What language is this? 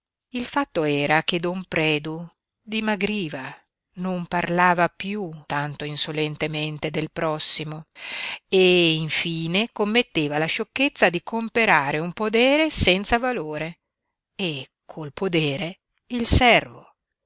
Italian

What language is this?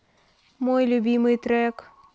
Russian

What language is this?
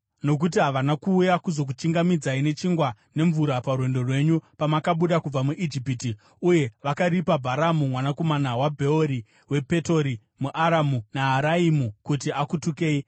Shona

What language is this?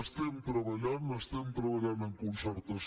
Catalan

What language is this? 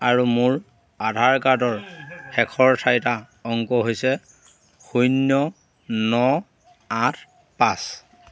Assamese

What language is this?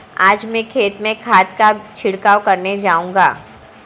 Hindi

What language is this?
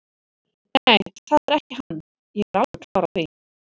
Icelandic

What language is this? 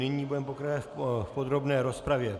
Czech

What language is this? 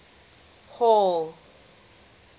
English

